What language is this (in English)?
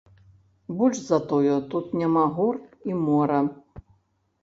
Belarusian